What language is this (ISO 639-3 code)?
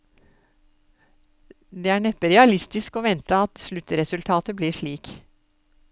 nor